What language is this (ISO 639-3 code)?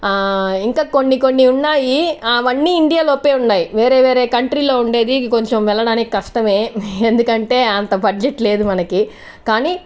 tel